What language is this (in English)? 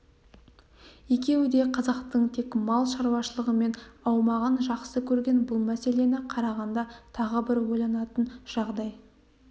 Kazakh